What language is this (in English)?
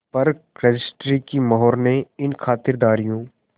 Hindi